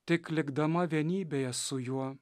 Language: Lithuanian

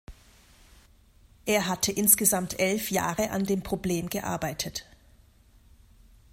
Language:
German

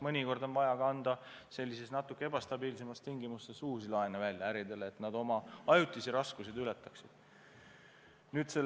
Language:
Estonian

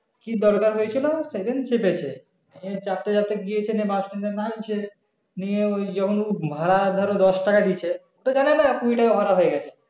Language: Bangla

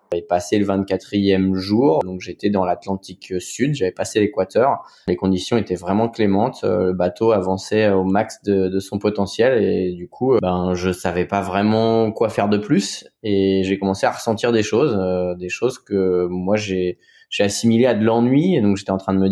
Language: French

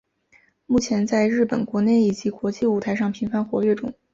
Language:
Chinese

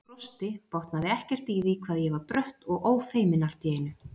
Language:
Icelandic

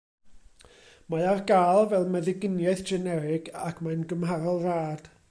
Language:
Welsh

